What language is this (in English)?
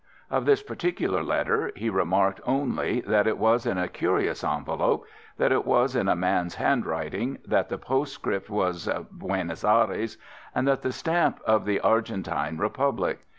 English